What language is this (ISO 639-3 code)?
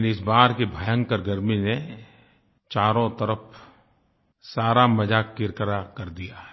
hin